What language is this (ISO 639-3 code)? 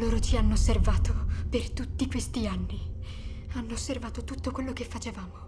ita